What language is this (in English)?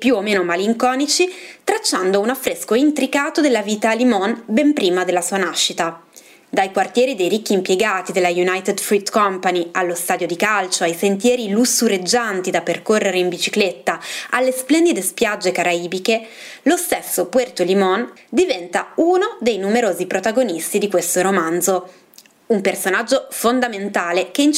Italian